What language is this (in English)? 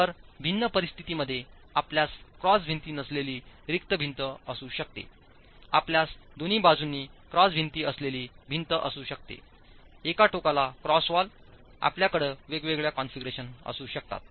Marathi